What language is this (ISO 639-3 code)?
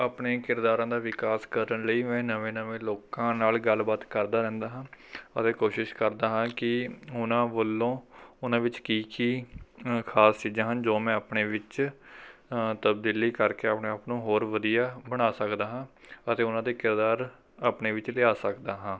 pan